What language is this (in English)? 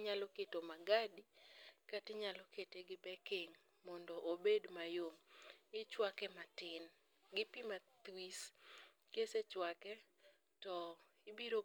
Luo (Kenya and Tanzania)